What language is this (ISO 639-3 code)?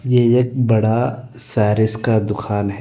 hin